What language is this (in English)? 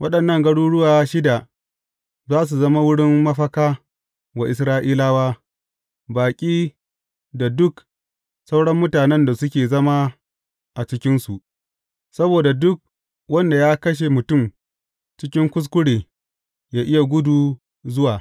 Hausa